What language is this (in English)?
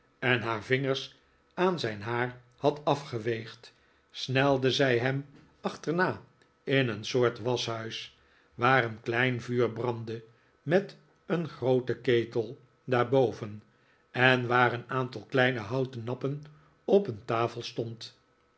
Dutch